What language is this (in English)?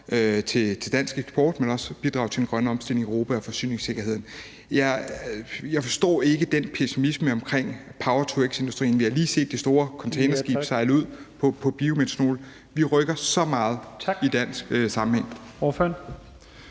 Danish